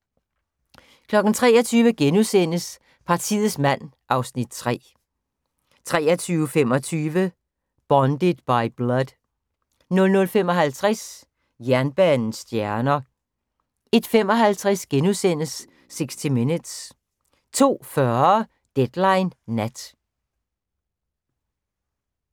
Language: Danish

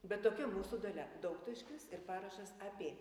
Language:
Lithuanian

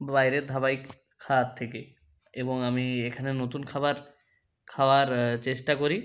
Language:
Bangla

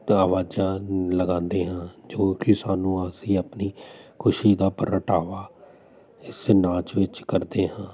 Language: Punjabi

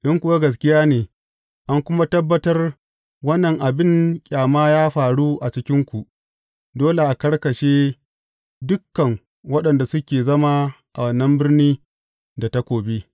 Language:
Hausa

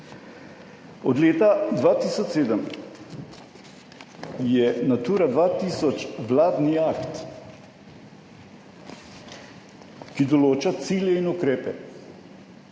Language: Slovenian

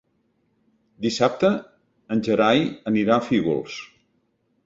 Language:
Catalan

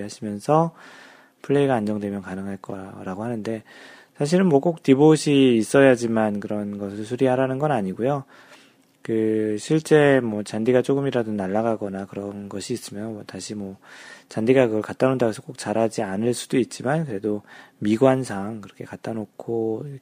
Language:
Korean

